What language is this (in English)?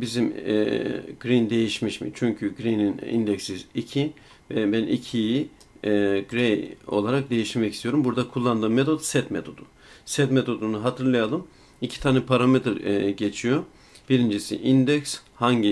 Turkish